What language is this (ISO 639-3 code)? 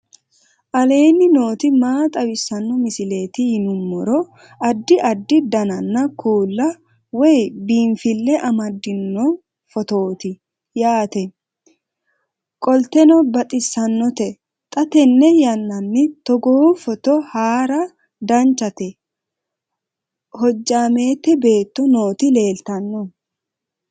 sid